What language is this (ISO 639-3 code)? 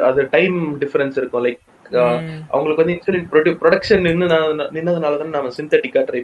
tam